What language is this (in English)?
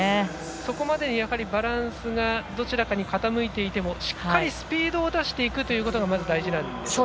Japanese